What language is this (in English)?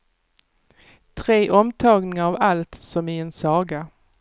Swedish